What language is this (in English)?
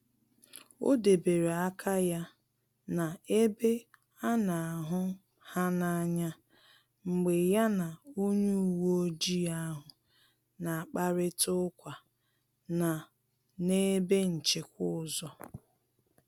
Igbo